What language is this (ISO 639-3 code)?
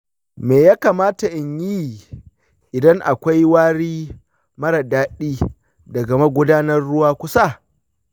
hau